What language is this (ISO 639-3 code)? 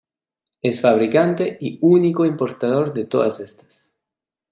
spa